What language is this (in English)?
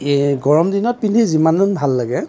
Assamese